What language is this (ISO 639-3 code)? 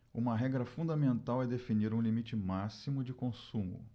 por